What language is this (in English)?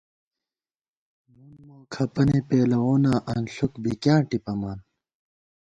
Gawar-Bati